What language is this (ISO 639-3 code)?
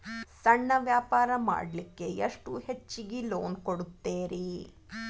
kan